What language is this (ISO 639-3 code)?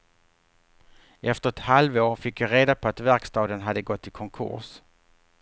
swe